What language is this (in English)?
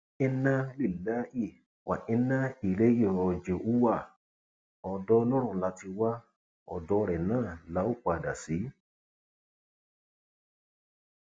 Yoruba